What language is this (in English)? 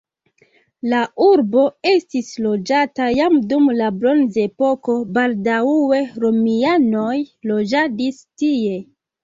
Esperanto